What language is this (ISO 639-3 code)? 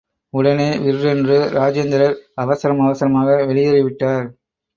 tam